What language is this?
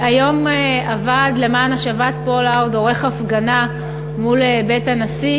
Hebrew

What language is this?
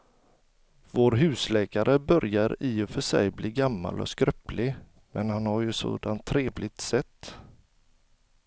Swedish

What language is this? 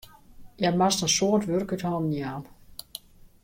Western Frisian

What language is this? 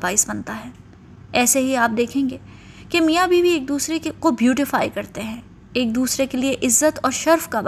Urdu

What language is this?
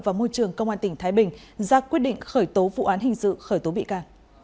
Vietnamese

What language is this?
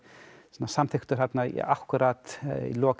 Icelandic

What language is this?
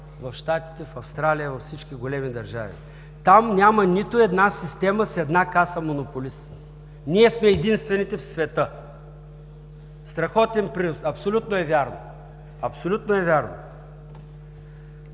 Bulgarian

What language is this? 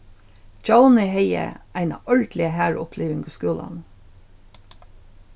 Faroese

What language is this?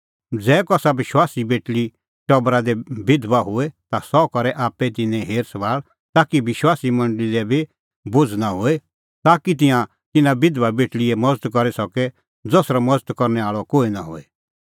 Kullu Pahari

